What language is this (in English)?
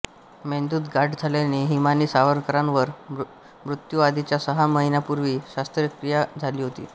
Marathi